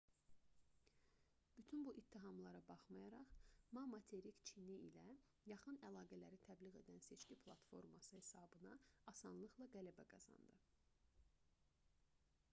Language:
Azerbaijani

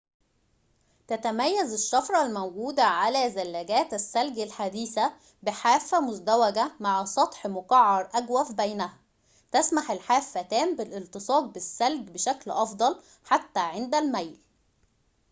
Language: Arabic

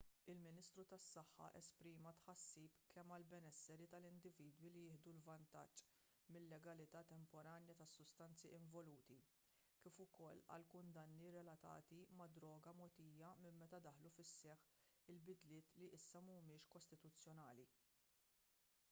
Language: Maltese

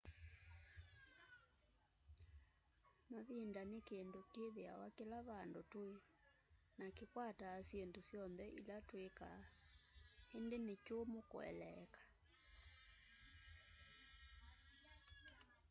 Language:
Kamba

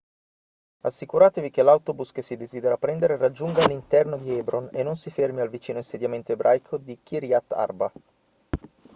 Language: Italian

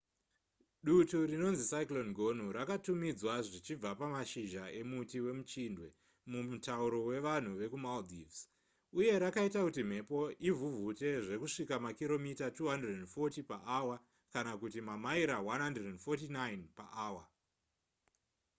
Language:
Shona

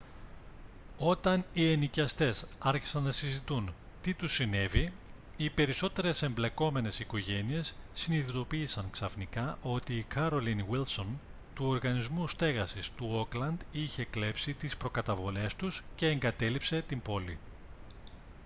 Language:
Greek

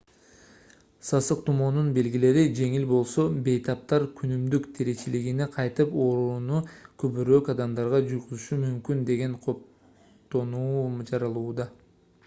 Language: Kyrgyz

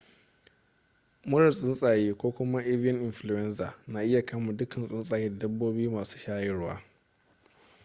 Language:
Hausa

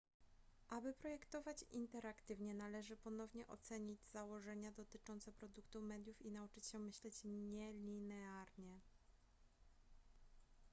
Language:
Polish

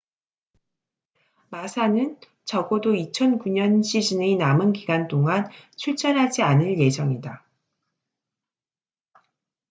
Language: Korean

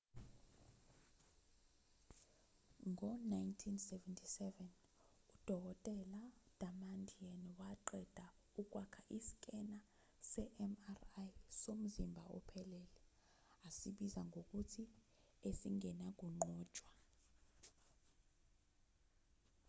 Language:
Zulu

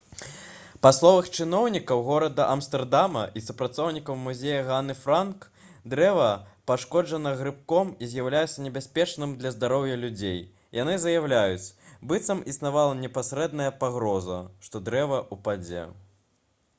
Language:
Belarusian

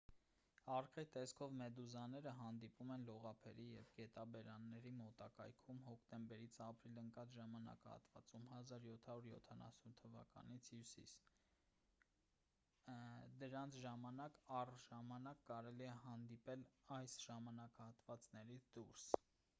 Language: Armenian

